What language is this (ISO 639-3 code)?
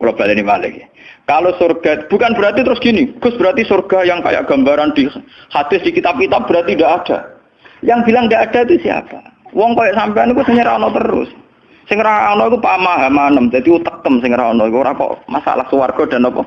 ind